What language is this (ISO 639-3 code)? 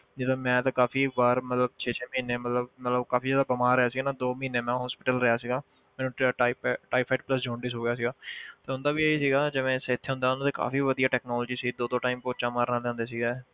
pan